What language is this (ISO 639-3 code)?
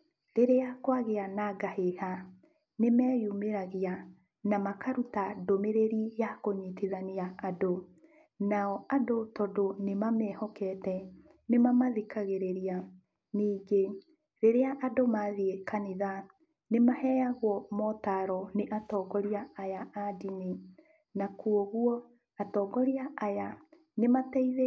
kik